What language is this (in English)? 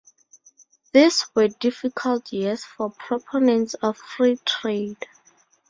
English